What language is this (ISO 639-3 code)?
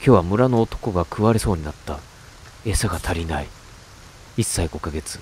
jpn